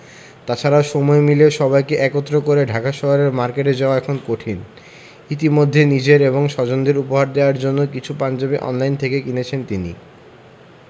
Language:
Bangla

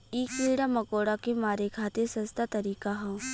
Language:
Bhojpuri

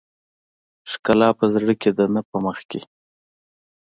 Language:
Pashto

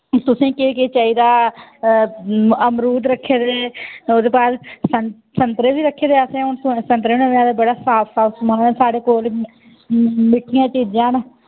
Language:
Dogri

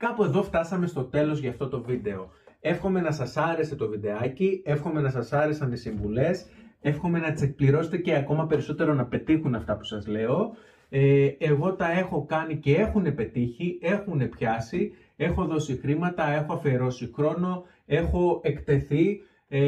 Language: Greek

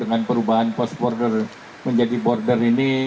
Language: Indonesian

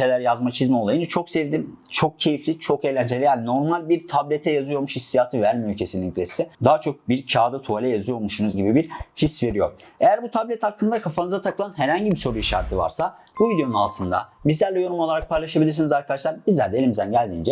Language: Turkish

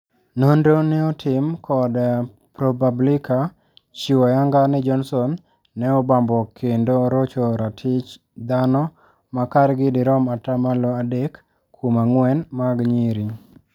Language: Luo (Kenya and Tanzania)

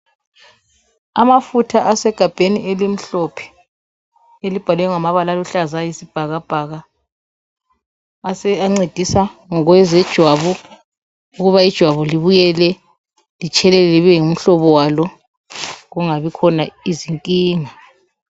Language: North Ndebele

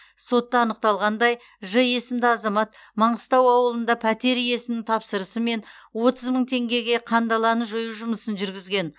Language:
Kazakh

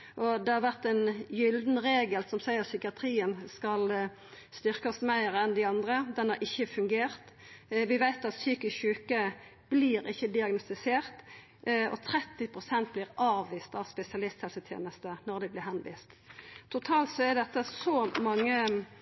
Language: Norwegian Nynorsk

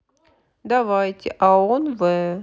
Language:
Russian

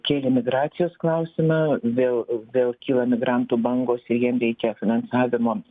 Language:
Lithuanian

